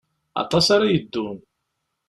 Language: Kabyle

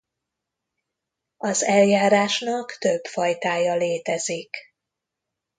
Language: Hungarian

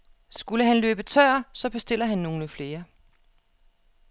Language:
Danish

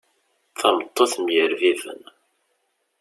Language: Kabyle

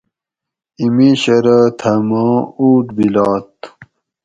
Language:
Gawri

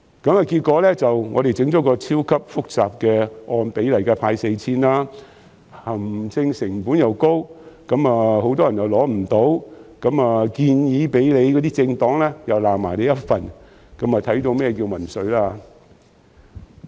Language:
Cantonese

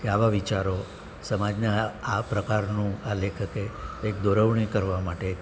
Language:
Gujarati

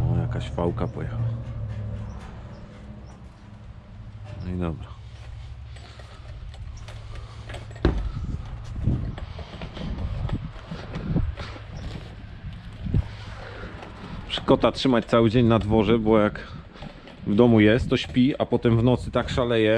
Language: Polish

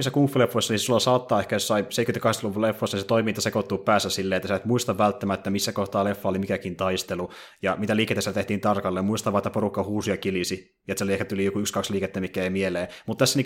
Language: Finnish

